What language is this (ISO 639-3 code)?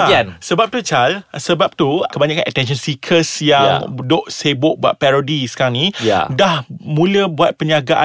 msa